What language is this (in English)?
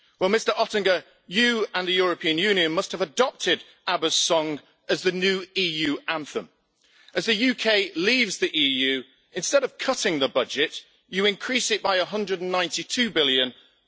English